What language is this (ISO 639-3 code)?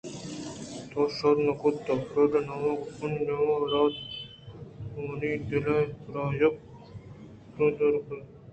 bgp